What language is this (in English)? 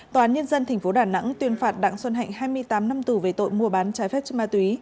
Vietnamese